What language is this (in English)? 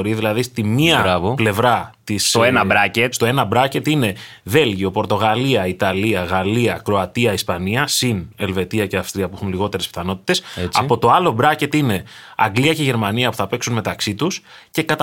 Greek